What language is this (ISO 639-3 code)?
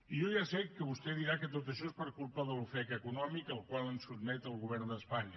cat